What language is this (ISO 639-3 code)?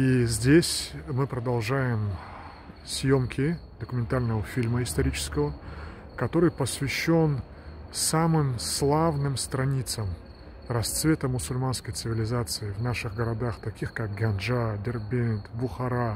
rus